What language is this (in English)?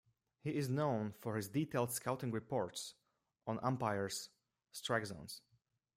English